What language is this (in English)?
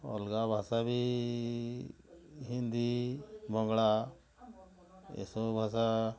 Odia